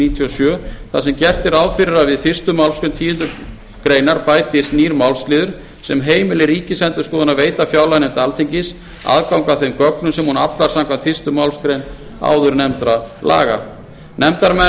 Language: Icelandic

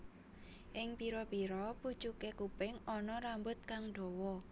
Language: Javanese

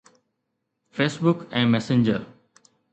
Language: Sindhi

